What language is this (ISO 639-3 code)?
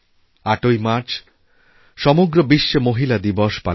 ben